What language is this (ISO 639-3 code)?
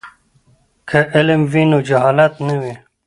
pus